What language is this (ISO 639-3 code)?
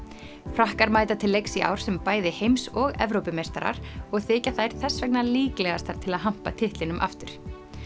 isl